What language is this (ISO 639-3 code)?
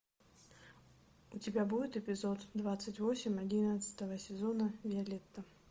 rus